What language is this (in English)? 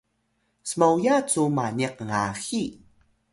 Atayal